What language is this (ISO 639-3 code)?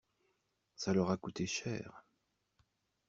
fra